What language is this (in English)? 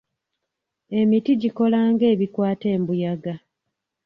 Ganda